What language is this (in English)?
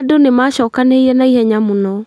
Kikuyu